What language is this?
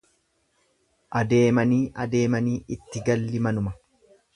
Oromo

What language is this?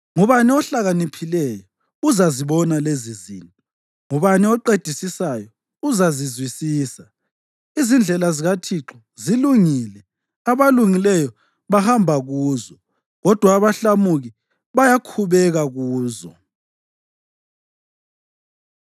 North Ndebele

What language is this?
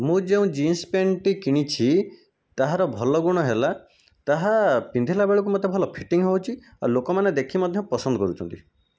Odia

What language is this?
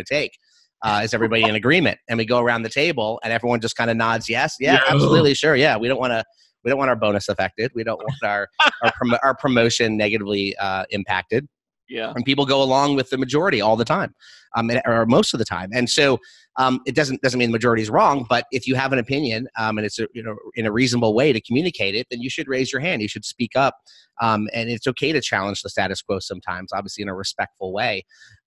English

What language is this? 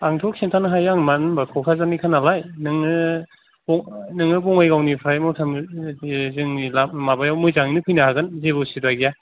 Bodo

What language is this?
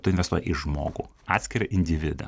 Lithuanian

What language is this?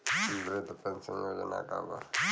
Bhojpuri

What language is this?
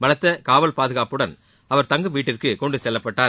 Tamil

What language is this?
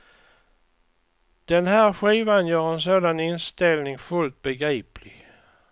Swedish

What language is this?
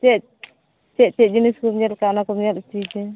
Santali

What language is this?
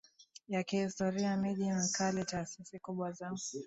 Swahili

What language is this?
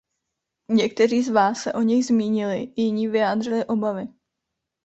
Czech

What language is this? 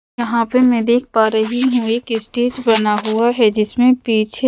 Hindi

